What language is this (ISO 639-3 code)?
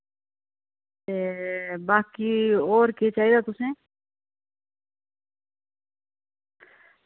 doi